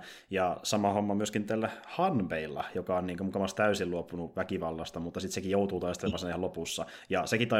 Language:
Finnish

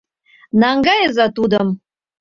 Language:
Mari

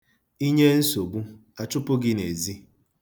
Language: Igbo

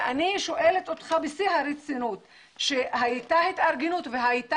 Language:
Hebrew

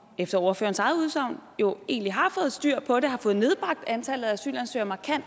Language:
Danish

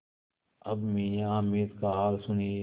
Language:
Hindi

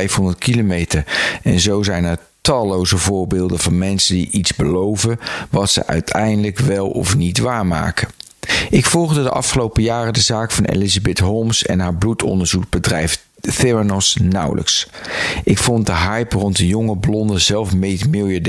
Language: Dutch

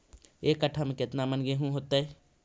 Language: Magahi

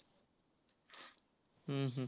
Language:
Marathi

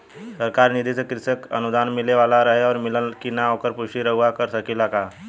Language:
Bhojpuri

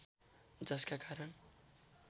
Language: Nepali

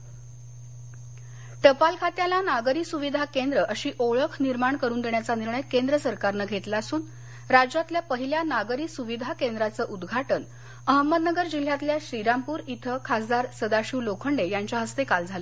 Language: Marathi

